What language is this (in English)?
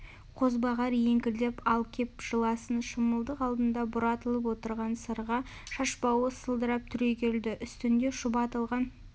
Kazakh